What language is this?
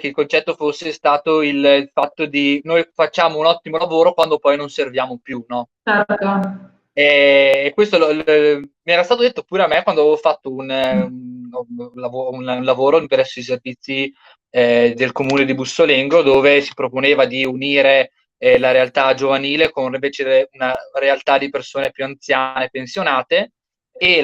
Italian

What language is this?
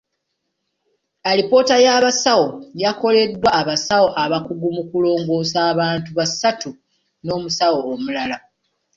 Ganda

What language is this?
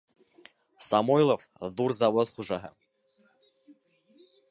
Bashkir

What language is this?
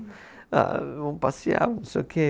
Portuguese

